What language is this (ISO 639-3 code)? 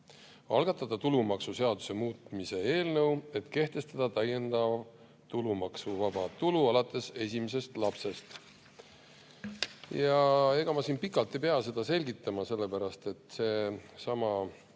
est